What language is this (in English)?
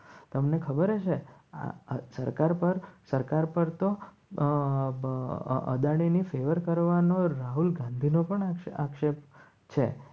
Gujarati